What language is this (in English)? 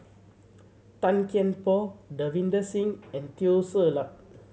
English